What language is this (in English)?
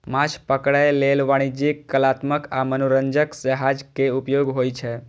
Maithili